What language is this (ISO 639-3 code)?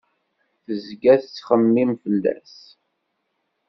kab